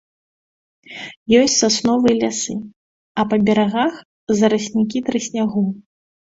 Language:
Belarusian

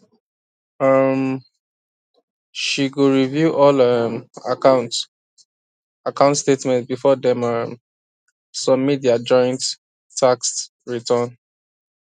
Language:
Nigerian Pidgin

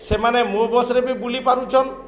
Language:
Odia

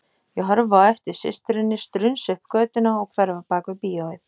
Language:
Icelandic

